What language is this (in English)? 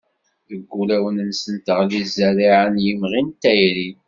Kabyle